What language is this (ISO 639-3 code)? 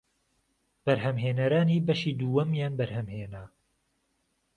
ckb